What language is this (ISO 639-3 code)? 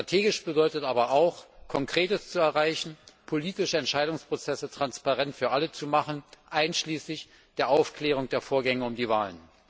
deu